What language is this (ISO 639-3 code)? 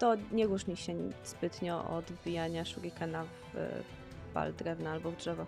pol